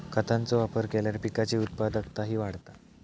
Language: Marathi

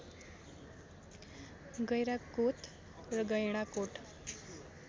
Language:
Nepali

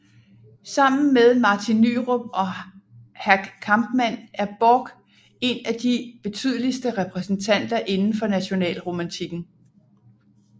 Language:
Danish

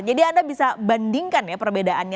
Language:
Indonesian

